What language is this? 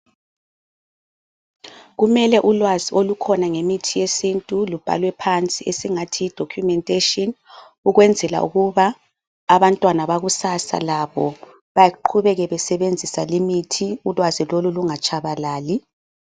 North Ndebele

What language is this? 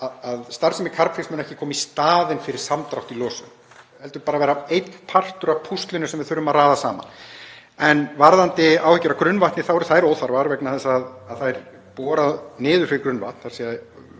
Icelandic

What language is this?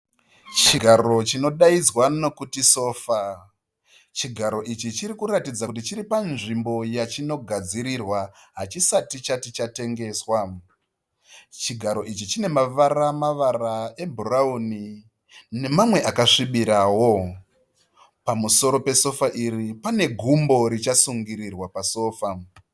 Shona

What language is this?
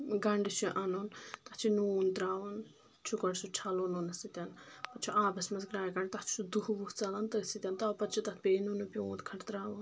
Kashmiri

